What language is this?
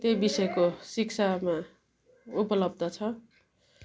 Nepali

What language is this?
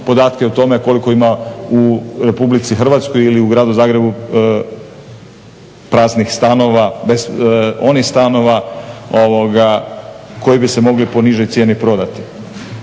Croatian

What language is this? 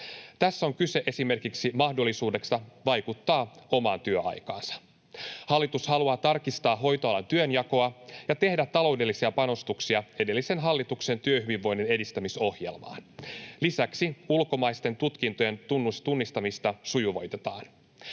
Finnish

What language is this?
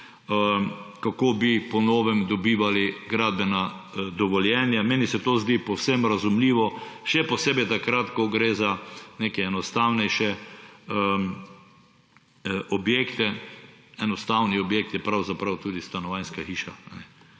Slovenian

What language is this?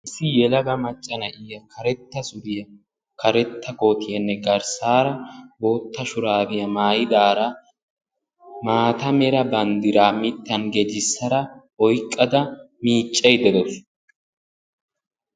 Wolaytta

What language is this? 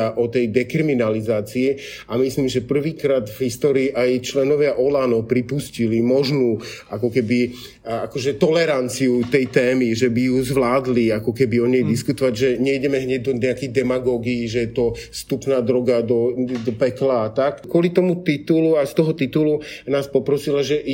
Slovak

